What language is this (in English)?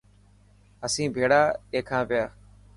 Dhatki